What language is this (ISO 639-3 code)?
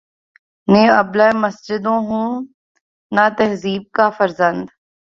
urd